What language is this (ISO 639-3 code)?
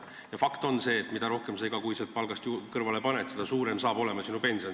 est